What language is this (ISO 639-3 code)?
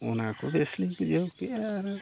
sat